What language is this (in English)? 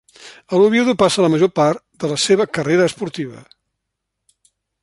Catalan